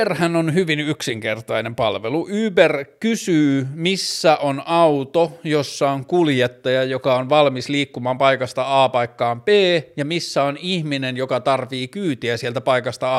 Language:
Finnish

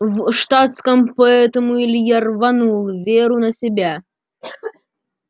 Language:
Russian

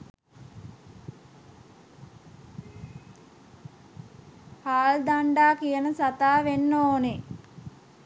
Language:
Sinhala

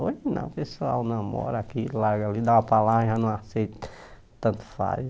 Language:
Portuguese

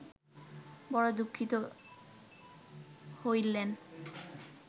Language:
Bangla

